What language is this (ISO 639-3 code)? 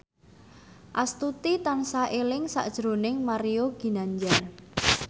jav